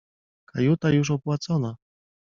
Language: Polish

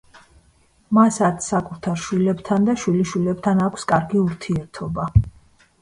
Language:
Georgian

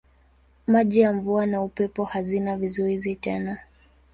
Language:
Swahili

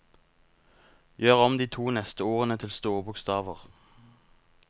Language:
Norwegian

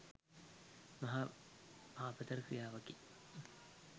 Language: Sinhala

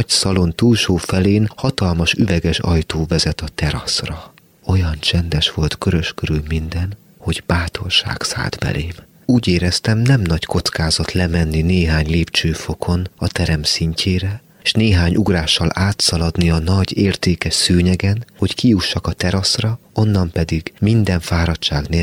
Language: Hungarian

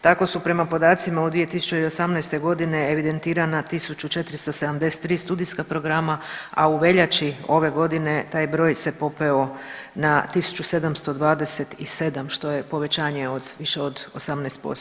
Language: Croatian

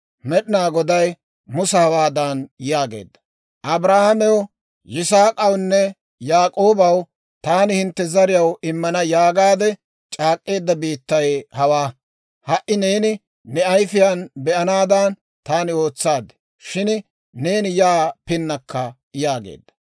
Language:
Dawro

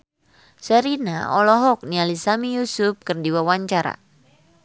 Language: Sundanese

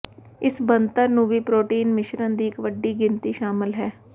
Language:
Punjabi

